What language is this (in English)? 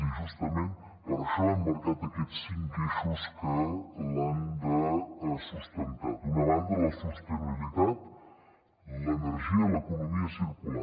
Catalan